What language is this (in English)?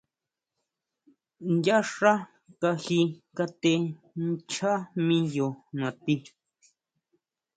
Huautla Mazatec